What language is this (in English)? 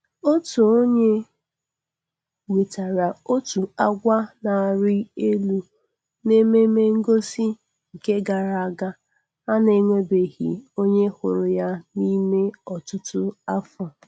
Igbo